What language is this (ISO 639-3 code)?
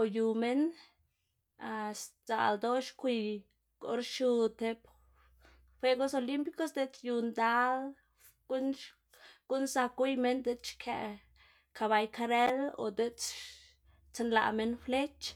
ztg